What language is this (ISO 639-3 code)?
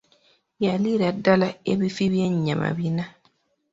lug